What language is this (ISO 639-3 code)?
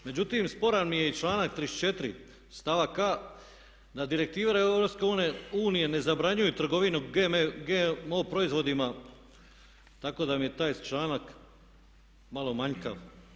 hrv